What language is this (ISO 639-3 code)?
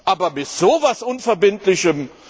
deu